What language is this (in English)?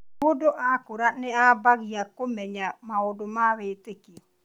Kikuyu